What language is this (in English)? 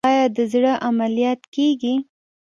Pashto